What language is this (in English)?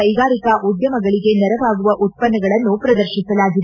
Kannada